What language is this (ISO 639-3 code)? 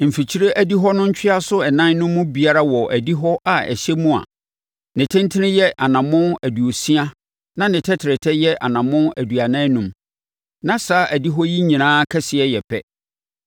aka